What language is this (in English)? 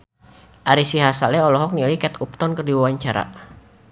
Sundanese